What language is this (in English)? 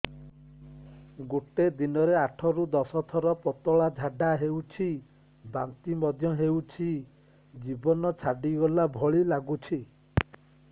Odia